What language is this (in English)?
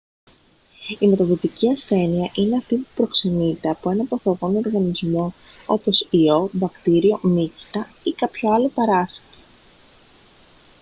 Greek